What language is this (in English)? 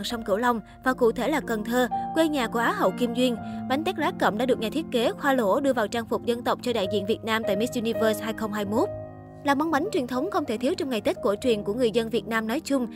Vietnamese